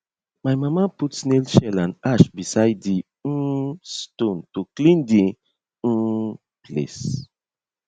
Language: Nigerian Pidgin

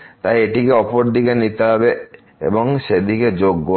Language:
Bangla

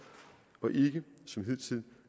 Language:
Danish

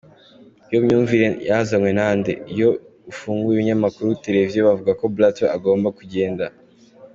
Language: Kinyarwanda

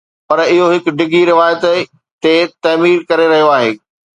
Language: Sindhi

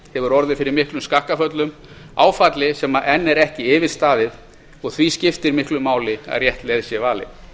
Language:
Icelandic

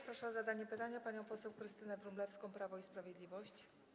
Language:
Polish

